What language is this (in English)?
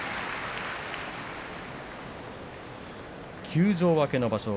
Japanese